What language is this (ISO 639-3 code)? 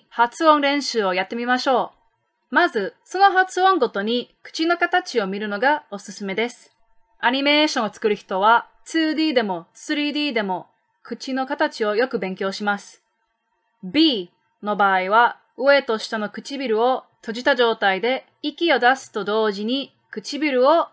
jpn